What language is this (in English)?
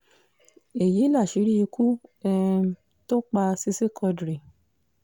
Yoruba